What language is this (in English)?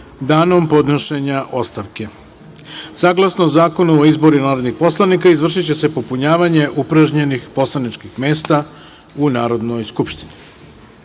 Serbian